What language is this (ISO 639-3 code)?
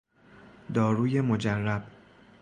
fas